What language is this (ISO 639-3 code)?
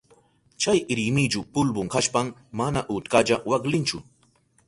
qup